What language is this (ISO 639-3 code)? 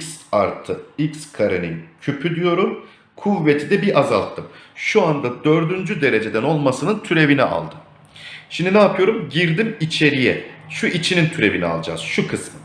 tur